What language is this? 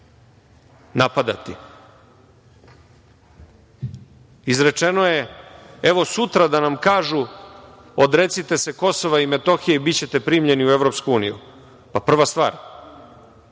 Serbian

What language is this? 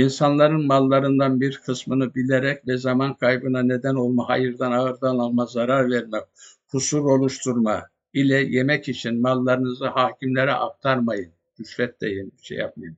Turkish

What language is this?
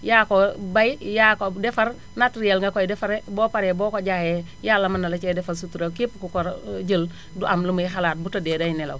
Wolof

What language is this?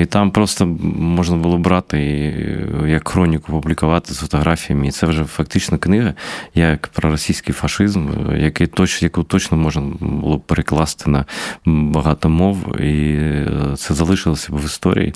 Ukrainian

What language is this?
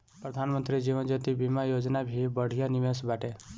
Bhojpuri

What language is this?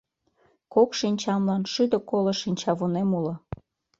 Mari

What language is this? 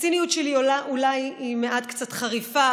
Hebrew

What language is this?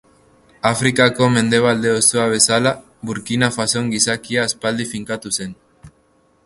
Basque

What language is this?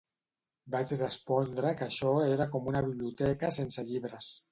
Catalan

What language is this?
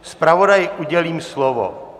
Czech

